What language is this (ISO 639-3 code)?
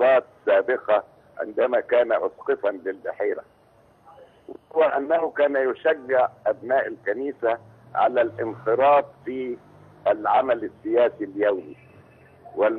ara